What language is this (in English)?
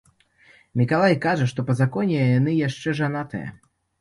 Belarusian